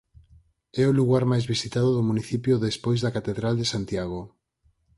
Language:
Galician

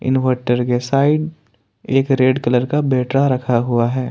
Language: Hindi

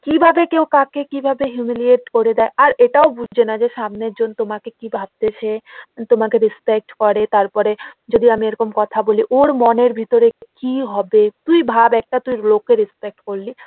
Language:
Bangla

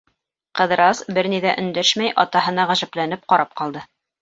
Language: Bashkir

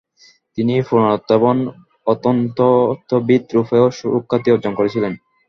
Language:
Bangla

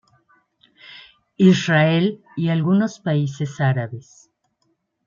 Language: Spanish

